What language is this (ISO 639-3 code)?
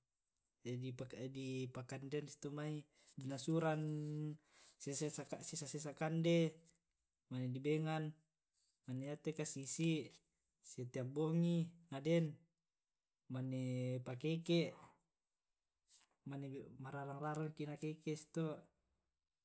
rob